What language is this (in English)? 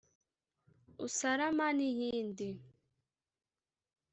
Kinyarwanda